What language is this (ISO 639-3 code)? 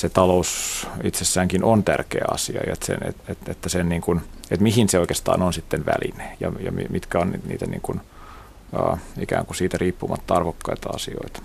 fin